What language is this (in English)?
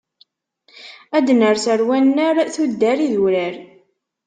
Kabyle